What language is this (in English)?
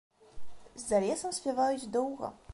Belarusian